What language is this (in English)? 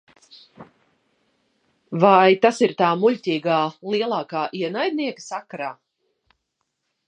Latvian